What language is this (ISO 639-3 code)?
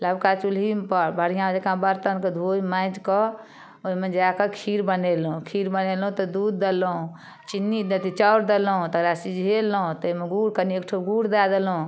mai